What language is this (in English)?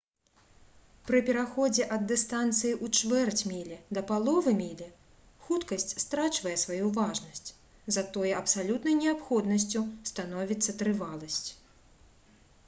Belarusian